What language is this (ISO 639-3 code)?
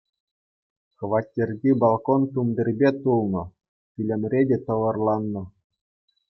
chv